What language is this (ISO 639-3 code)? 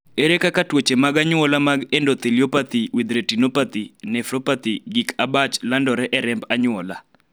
luo